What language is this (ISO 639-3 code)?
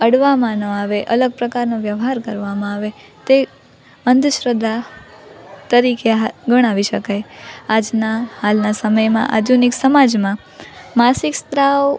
guj